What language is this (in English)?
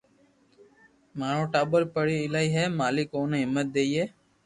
Loarki